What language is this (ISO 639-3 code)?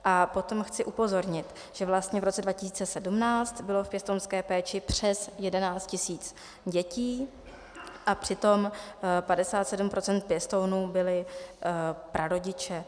ces